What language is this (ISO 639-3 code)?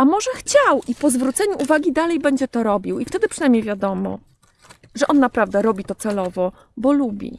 pol